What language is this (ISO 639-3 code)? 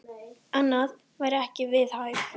isl